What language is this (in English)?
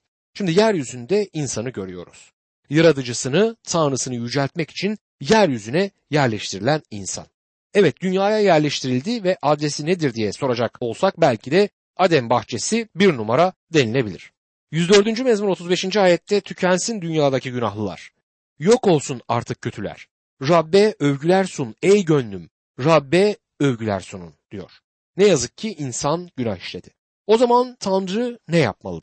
Turkish